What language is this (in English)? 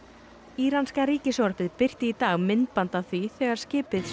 Icelandic